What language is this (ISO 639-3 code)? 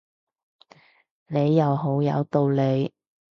yue